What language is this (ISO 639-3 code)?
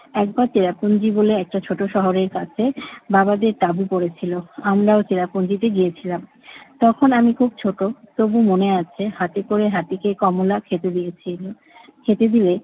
ben